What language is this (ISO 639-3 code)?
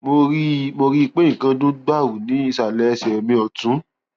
yor